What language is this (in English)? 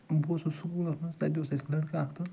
Kashmiri